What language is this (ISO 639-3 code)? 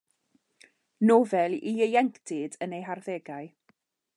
cym